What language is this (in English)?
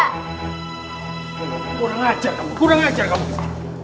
Indonesian